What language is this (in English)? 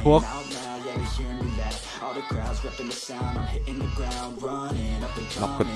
Vietnamese